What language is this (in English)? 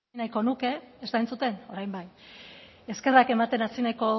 Basque